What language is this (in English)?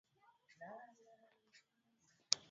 Swahili